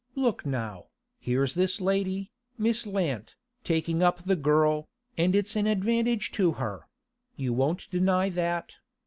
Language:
English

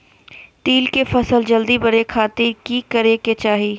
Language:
Magahi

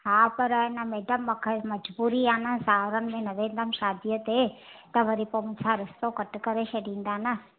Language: Sindhi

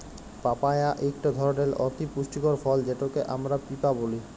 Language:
Bangla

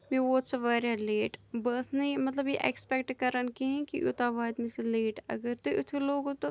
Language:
Kashmiri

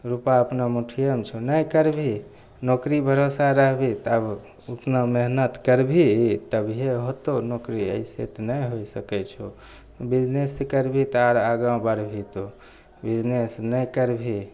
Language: Maithili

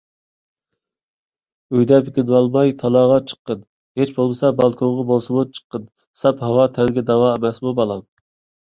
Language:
Uyghur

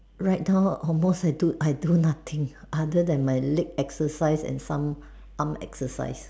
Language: English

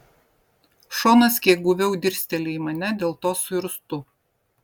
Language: Lithuanian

